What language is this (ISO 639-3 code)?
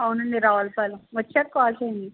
tel